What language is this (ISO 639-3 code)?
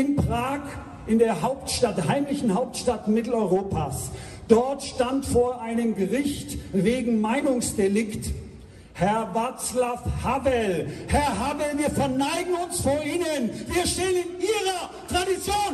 deu